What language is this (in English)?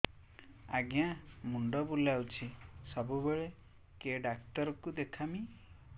Odia